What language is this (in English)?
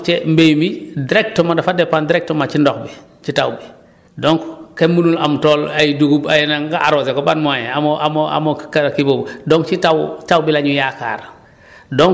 Wolof